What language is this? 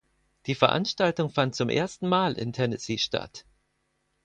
German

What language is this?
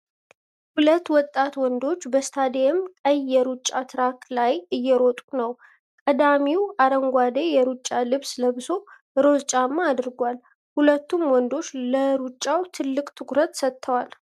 Amharic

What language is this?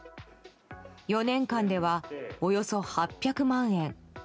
Japanese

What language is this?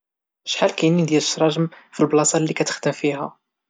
Moroccan Arabic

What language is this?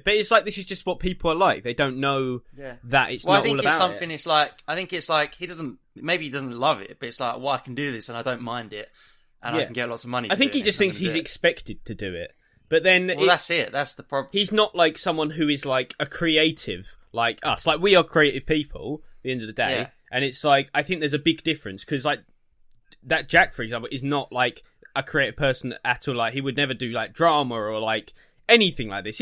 English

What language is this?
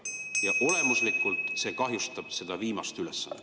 Estonian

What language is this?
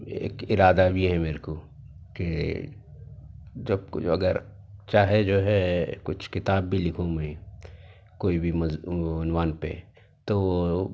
Urdu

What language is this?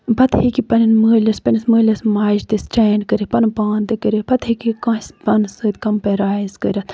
Kashmiri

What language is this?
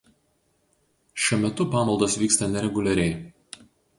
Lithuanian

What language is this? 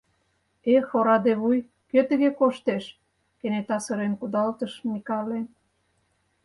Mari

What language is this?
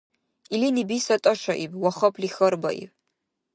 Dargwa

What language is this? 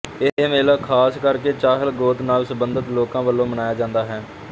Punjabi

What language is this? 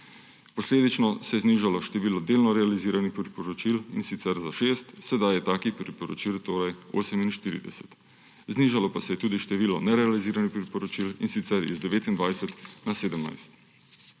Slovenian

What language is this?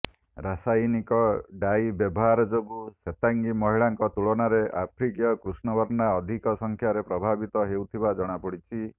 Odia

